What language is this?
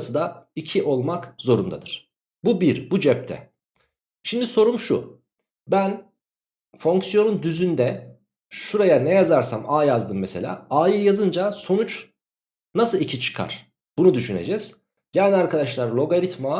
Turkish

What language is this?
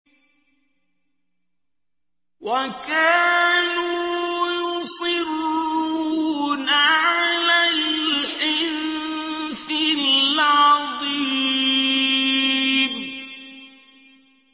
Arabic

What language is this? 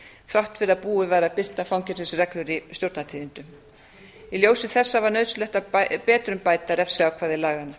Icelandic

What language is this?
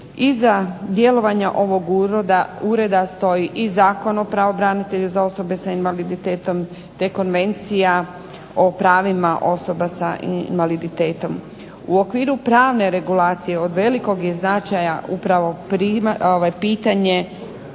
Croatian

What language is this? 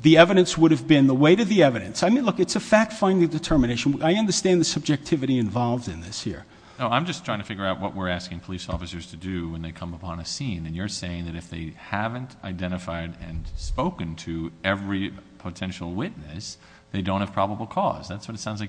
English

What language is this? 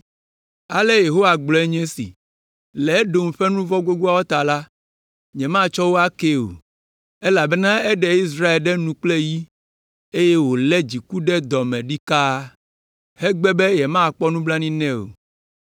Ewe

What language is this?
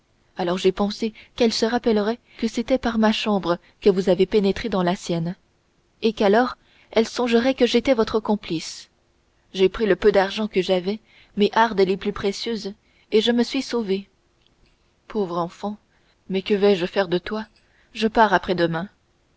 French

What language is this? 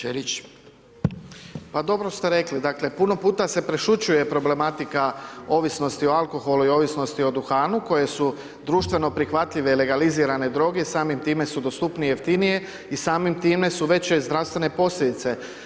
Croatian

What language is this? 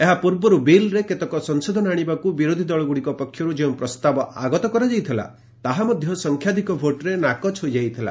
Odia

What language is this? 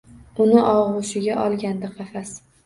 Uzbek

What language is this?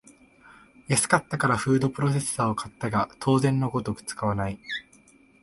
Japanese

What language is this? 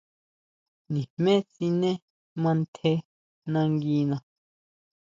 Huautla Mazatec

